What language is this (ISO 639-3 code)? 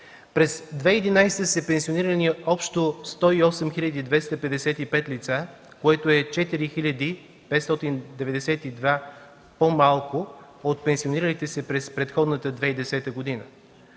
bul